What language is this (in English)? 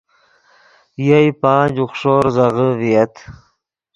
Yidgha